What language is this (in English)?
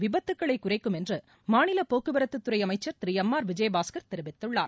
Tamil